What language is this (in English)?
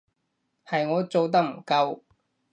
Cantonese